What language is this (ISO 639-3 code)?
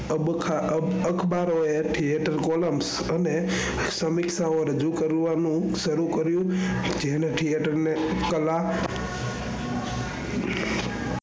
guj